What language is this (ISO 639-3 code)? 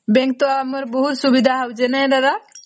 ori